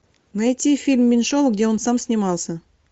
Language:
Russian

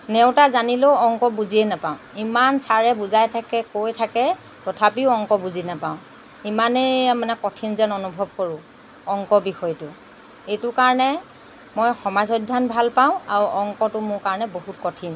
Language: Assamese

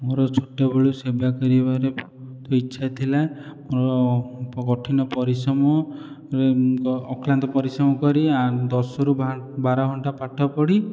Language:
Odia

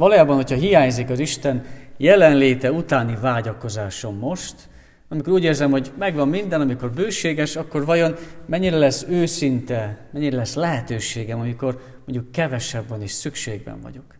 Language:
Hungarian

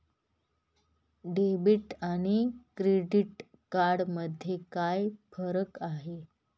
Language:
Marathi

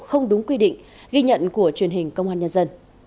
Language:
Vietnamese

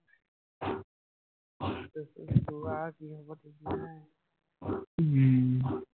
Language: Assamese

